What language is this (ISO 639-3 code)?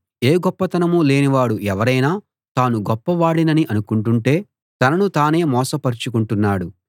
tel